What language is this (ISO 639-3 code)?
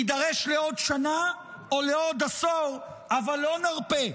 heb